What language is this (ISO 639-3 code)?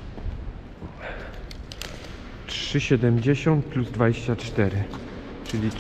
pol